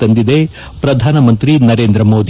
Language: Kannada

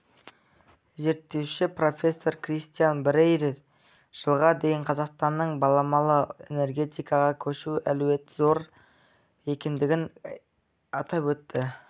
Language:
Kazakh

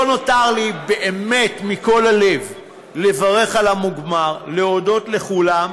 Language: Hebrew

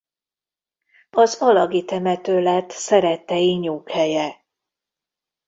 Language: Hungarian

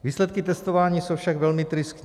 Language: Czech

